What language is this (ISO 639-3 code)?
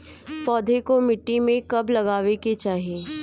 bho